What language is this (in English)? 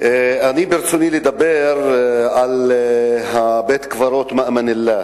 Hebrew